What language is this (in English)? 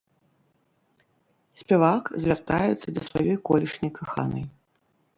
Belarusian